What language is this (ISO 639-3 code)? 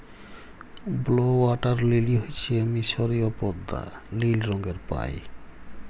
ben